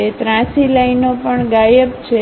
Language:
Gujarati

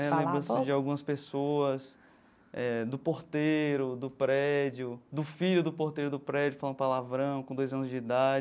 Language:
Portuguese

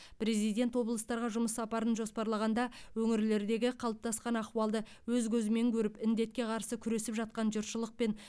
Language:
Kazakh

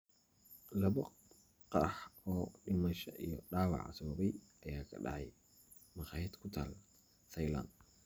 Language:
Somali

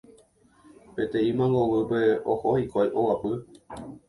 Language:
Guarani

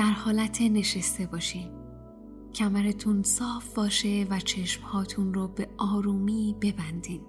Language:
Persian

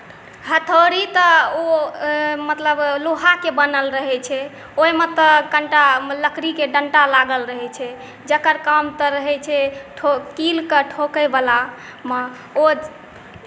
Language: Maithili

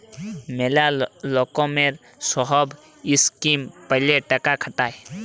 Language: Bangla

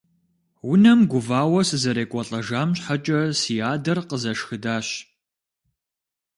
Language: Kabardian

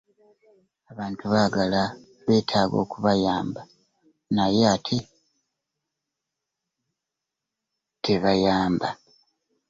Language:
Ganda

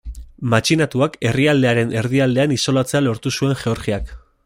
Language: Basque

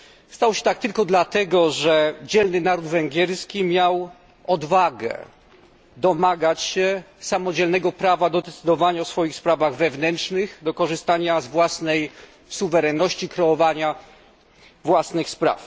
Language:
Polish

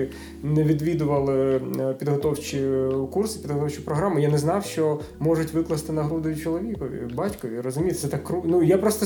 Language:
Ukrainian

